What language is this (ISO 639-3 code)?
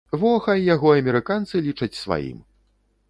bel